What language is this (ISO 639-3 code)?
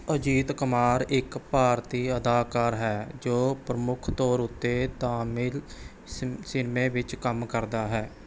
pan